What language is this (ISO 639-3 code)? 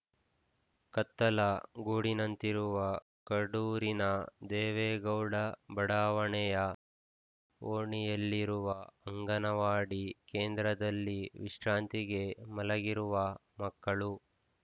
kan